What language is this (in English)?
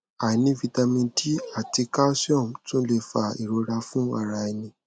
Yoruba